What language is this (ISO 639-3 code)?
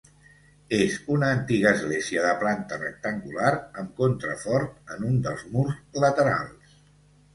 cat